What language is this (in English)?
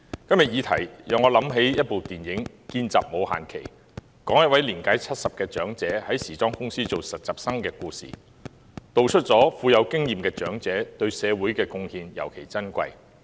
Cantonese